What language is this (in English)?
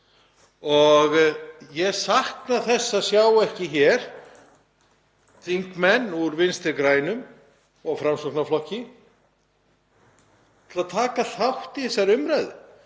Icelandic